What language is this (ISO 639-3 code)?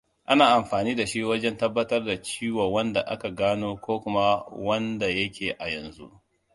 hau